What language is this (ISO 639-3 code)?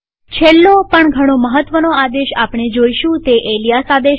guj